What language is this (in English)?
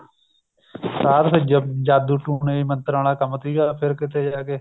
Punjabi